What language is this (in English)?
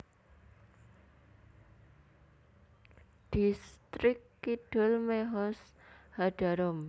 Javanese